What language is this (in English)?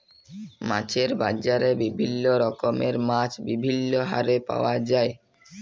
Bangla